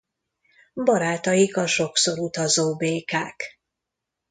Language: Hungarian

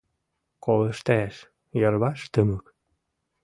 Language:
Mari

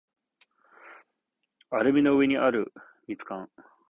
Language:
Japanese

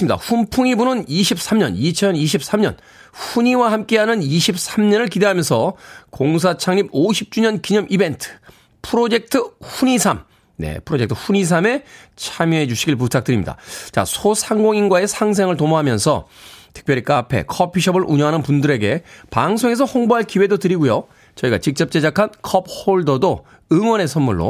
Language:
Korean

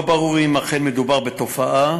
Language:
Hebrew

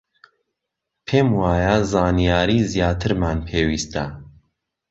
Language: Central Kurdish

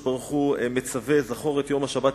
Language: Hebrew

